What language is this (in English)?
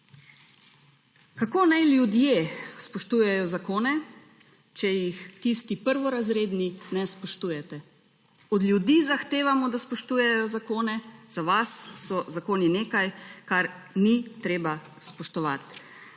Slovenian